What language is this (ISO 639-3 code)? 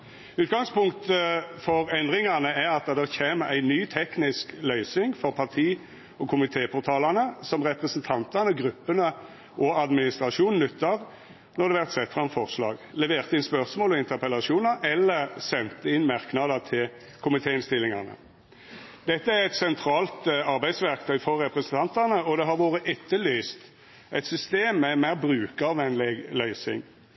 nno